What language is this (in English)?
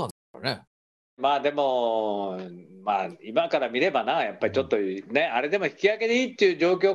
Japanese